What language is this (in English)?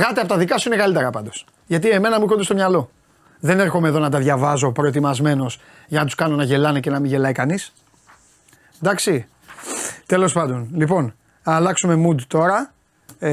Greek